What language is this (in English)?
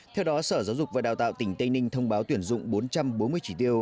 Vietnamese